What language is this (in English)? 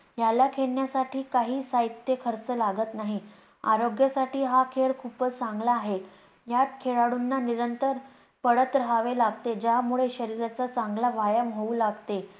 Marathi